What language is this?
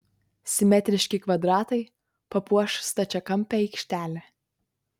Lithuanian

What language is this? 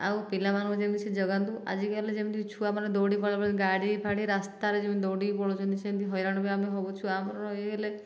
Odia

